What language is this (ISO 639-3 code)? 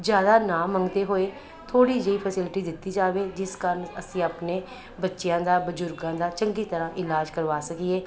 pan